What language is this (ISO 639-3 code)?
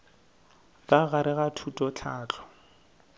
nso